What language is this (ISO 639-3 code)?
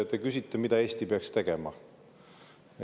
est